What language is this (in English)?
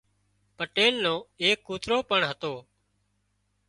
Wadiyara Koli